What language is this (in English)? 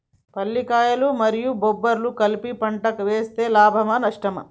Telugu